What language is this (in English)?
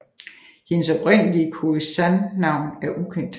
Danish